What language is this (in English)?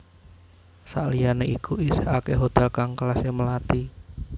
Javanese